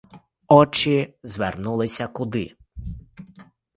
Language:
Ukrainian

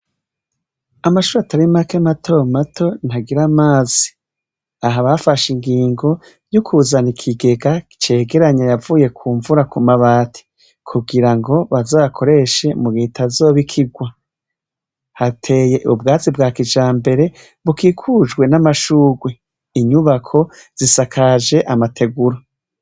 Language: Rundi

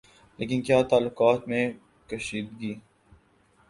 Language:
Urdu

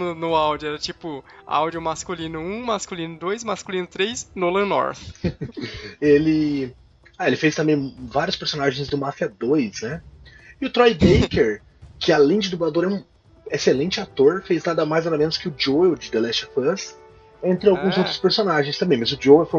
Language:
Portuguese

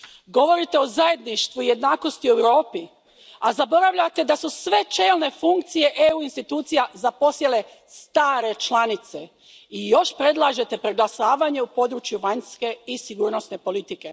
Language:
Croatian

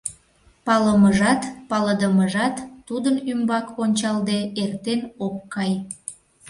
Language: Mari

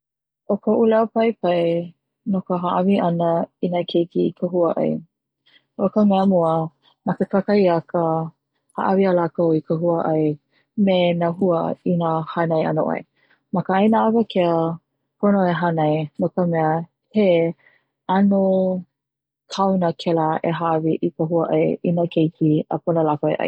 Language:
Hawaiian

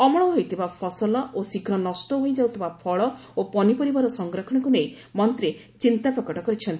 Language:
Odia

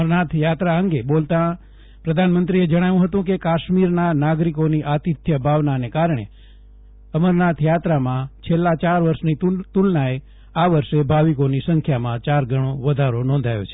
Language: Gujarati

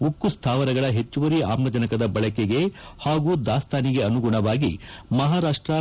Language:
Kannada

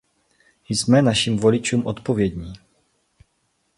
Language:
Czech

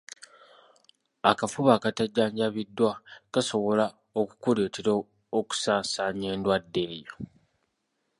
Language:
Ganda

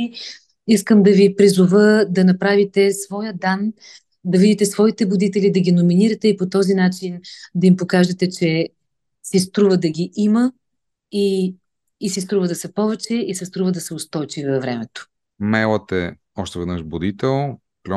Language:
Bulgarian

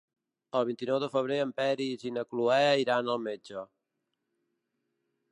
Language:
Catalan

